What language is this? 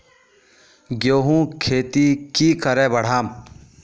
Magahi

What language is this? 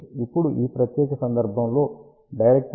Telugu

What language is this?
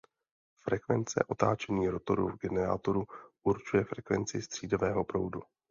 Czech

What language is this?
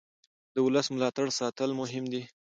Pashto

